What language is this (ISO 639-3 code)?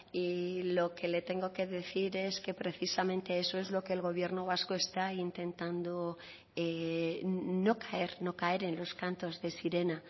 spa